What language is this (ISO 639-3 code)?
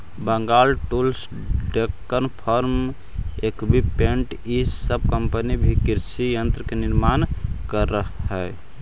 mag